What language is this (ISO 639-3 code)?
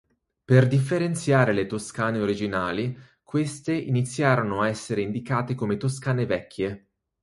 ita